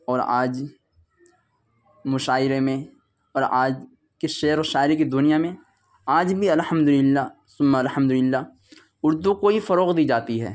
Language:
Urdu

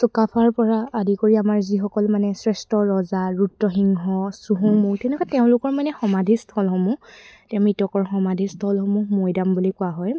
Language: Assamese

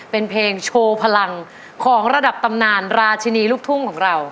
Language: Thai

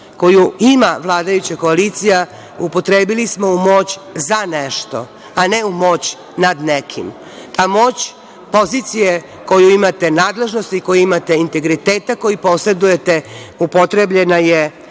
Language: Serbian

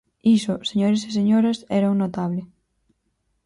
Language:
Galician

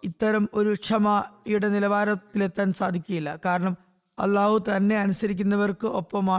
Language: Malayalam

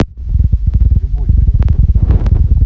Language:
Russian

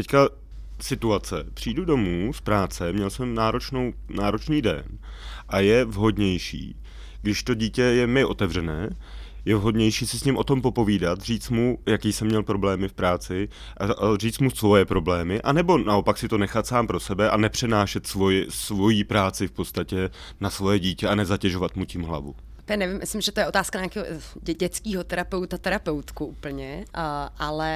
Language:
Czech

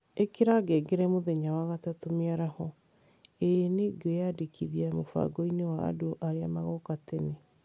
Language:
Kikuyu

